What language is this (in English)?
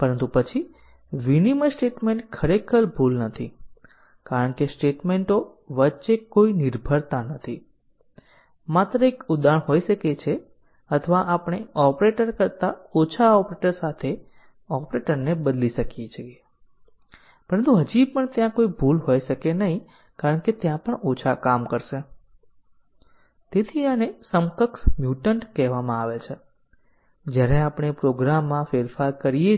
Gujarati